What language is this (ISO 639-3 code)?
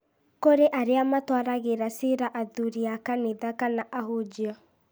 kik